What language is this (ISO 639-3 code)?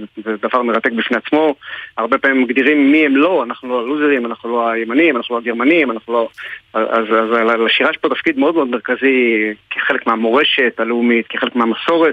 heb